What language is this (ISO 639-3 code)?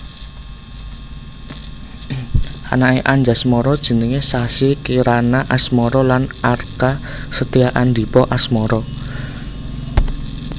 jav